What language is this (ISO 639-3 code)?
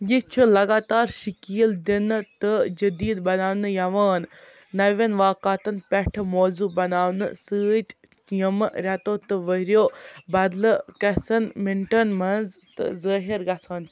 kas